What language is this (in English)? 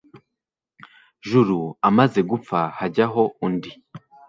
Kinyarwanda